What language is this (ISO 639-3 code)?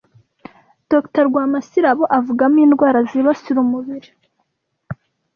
kin